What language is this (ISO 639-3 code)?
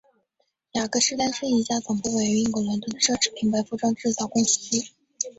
zho